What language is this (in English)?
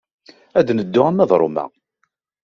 Kabyle